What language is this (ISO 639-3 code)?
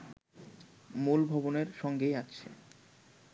ben